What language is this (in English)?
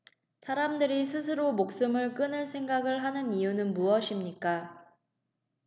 Korean